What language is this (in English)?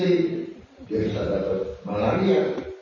Indonesian